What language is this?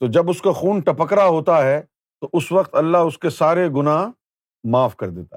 Urdu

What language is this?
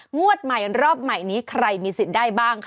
Thai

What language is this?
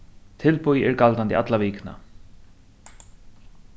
Faroese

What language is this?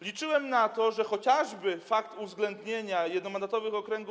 Polish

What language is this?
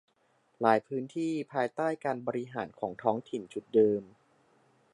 Thai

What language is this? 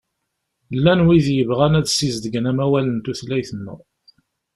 Kabyle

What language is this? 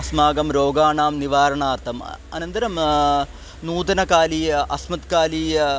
Sanskrit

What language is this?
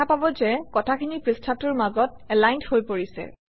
Assamese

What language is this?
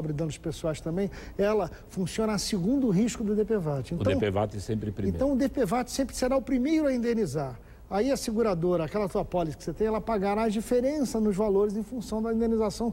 Portuguese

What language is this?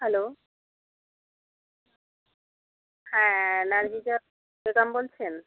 Bangla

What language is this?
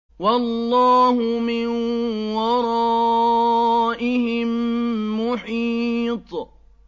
Arabic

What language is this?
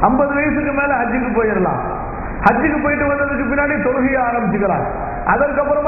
Tamil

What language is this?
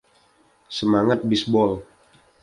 Indonesian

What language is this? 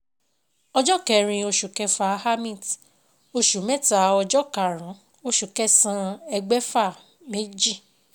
Yoruba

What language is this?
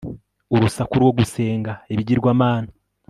Kinyarwanda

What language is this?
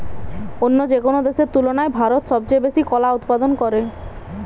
Bangla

